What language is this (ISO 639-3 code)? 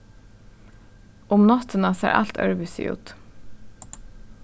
fao